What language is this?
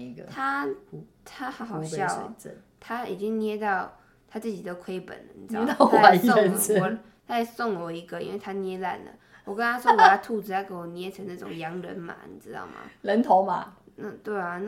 Chinese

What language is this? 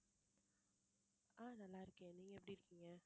Tamil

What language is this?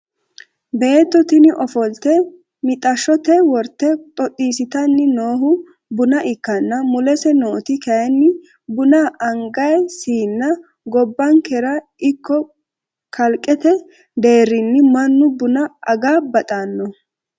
Sidamo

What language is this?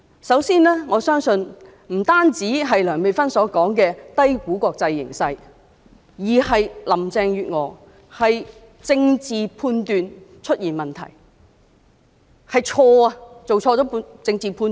Cantonese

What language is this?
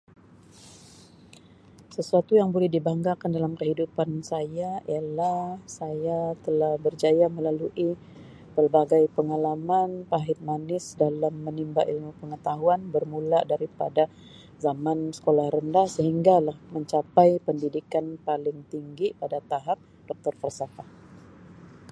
Sabah Malay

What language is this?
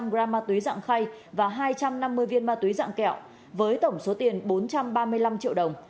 Vietnamese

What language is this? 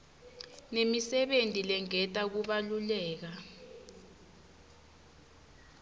Swati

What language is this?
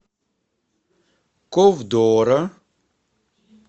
Russian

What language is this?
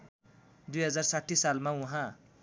Nepali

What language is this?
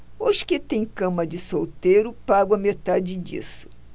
Portuguese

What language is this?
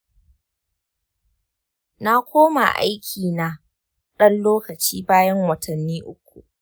Hausa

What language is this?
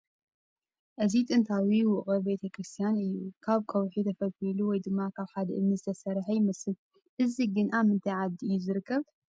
Tigrinya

